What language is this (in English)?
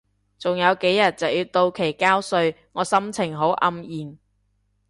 Cantonese